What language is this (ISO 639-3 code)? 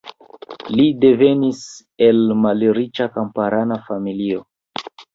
epo